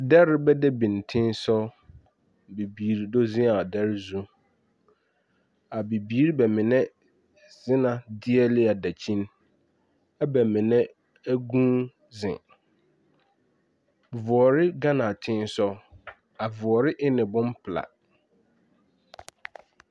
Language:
Southern Dagaare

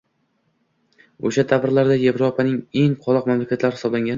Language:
Uzbek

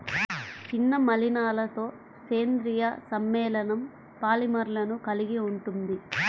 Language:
Telugu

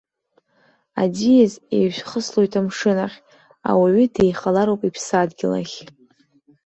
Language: Abkhazian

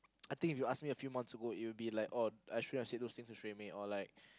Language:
English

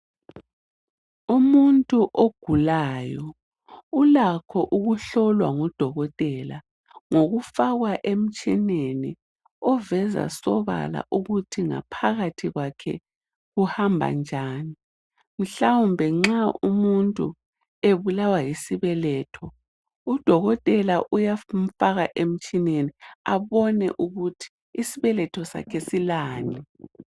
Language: North Ndebele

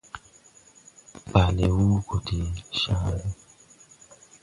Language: Tupuri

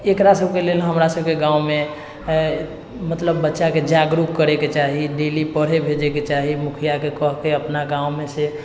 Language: Maithili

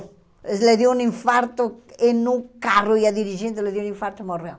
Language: Portuguese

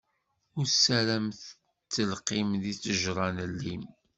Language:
Kabyle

